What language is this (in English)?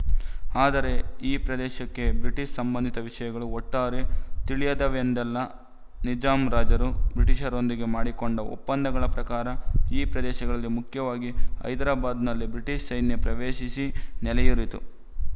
Kannada